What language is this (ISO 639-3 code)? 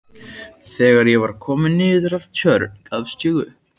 isl